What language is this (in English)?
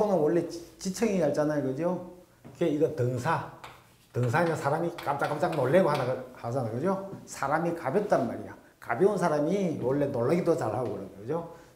Korean